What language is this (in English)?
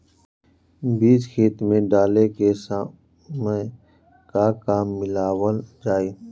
Bhojpuri